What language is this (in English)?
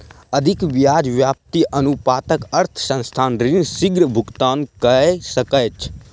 Maithili